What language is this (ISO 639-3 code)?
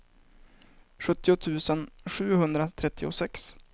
swe